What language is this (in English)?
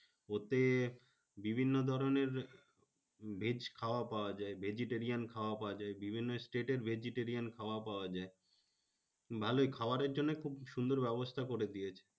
Bangla